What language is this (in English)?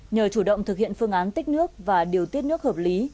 Vietnamese